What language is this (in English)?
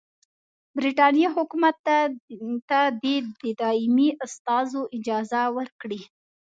Pashto